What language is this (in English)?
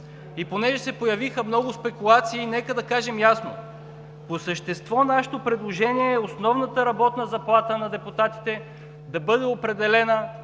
Bulgarian